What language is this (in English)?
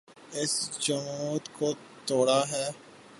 Urdu